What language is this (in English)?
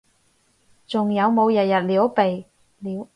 Cantonese